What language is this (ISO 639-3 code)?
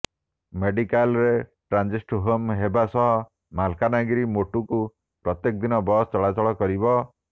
ori